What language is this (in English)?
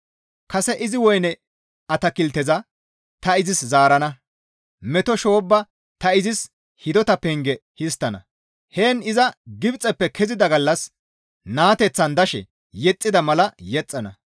Gamo